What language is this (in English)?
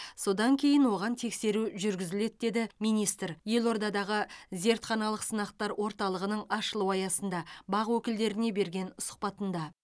Kazakh